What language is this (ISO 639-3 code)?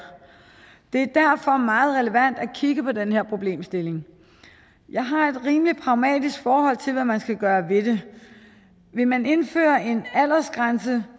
dan